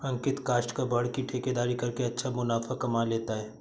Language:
Hindi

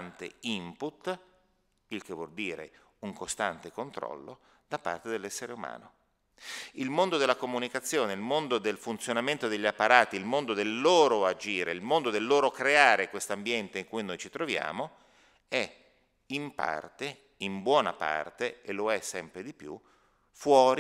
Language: Italian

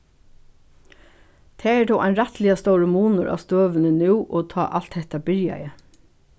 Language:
Faroese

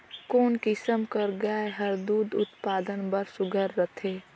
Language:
Chhattisgarhi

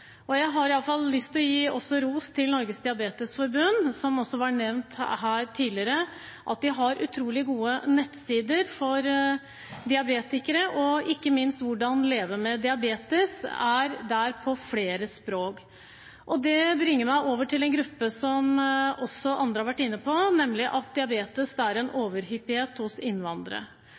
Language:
Norwegian Bokmål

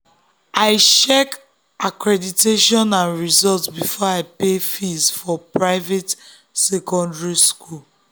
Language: Nigerian Pidgin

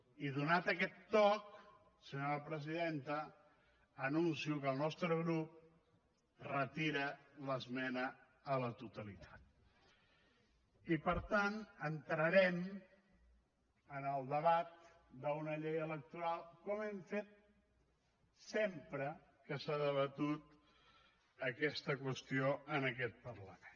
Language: Catalan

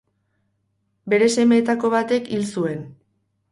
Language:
Basque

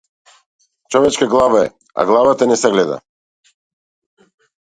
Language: Macedonian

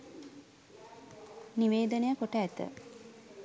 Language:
Sinhala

